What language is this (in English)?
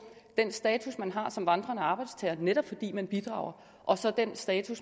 Danish